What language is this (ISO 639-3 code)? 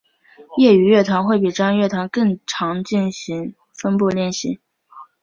zho